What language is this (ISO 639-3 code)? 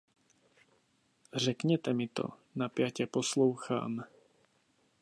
ces